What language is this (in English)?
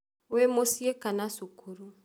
Kikuyu